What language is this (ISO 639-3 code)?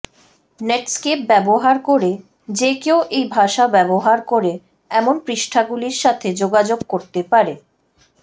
ben